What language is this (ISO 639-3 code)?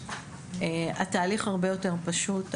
heb